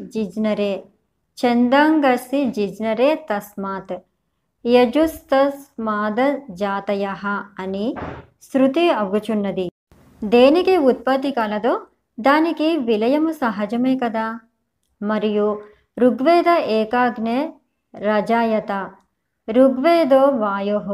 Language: Telugu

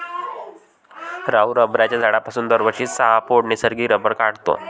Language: Marathi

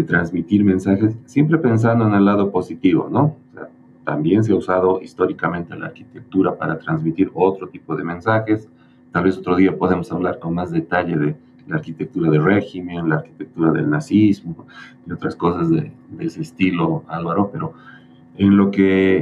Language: Spanish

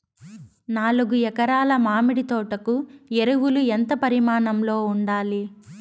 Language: Telugu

